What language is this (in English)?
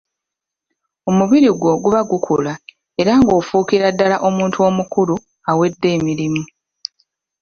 Ganda